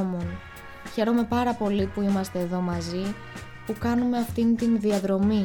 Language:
Greek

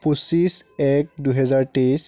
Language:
Assamese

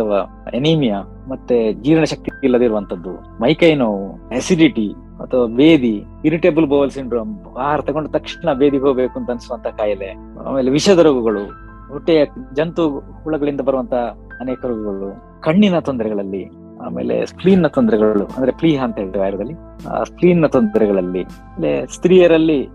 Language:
Kannada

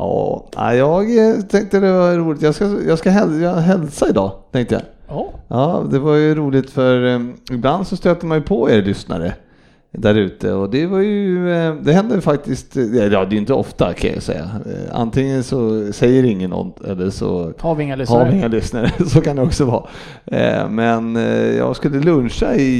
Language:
Swedish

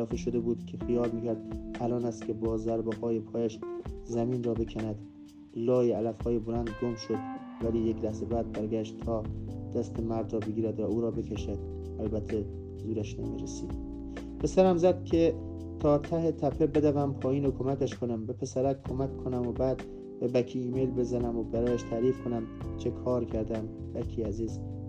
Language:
Persian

